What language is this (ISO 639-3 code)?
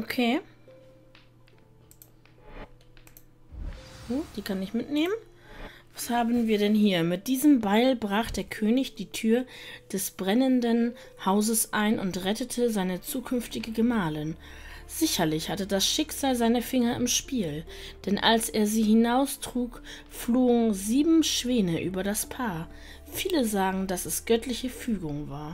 deu